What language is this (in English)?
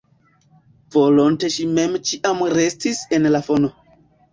Esperanto